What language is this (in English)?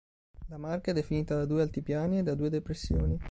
Italian